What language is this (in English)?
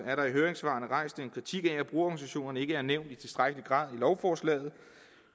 Danish